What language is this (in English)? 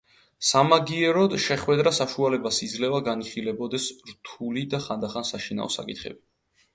Georgian